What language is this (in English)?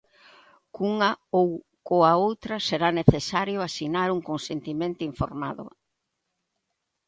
Galician